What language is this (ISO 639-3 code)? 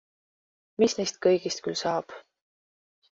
est